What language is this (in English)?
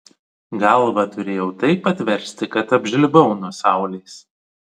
Lithuanian